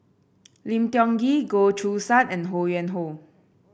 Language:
English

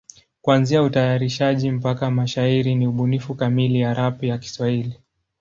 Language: Swahili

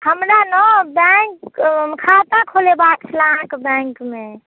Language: Maithili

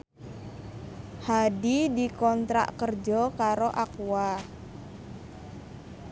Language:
Javanese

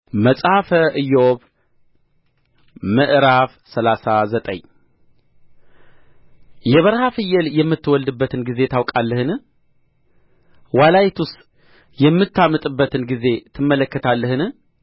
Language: Amharic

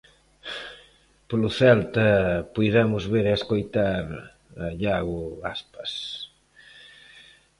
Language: Galician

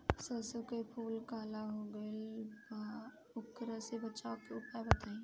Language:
Bhojpuri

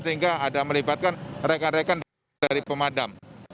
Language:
Indonesian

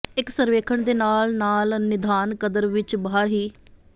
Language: Punjabi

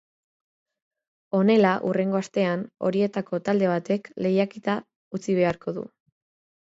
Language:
Basque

